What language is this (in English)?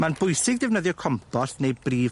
Welsh